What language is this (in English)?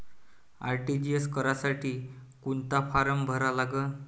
Marathi